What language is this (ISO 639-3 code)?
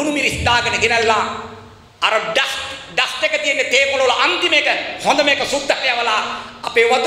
ind